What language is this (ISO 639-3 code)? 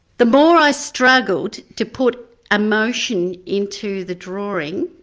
eng